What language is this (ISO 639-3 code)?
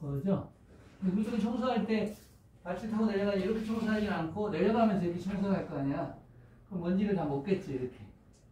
kor